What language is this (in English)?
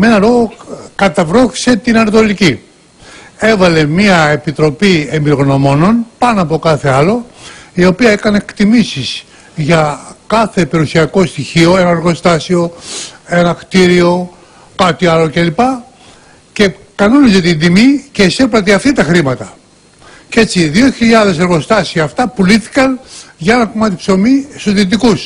Greek